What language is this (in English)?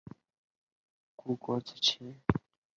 Chinese